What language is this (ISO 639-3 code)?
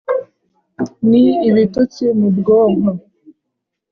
kin